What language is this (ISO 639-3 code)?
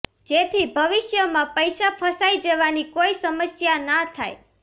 guj